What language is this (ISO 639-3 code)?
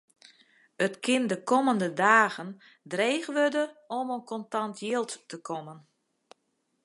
fry